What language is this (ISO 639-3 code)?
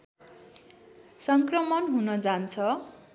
nep